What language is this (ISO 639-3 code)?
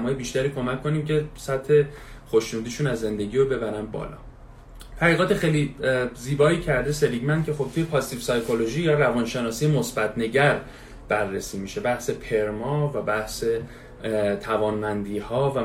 fas